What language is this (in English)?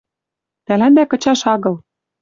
Western Mari